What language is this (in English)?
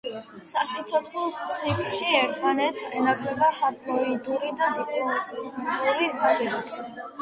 Georgian